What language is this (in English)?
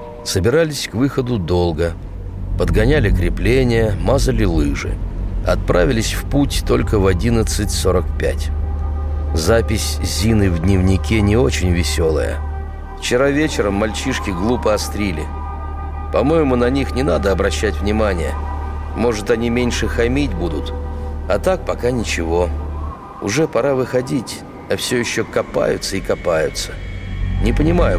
Russian